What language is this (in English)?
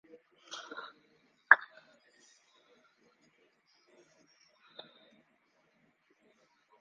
Uzbek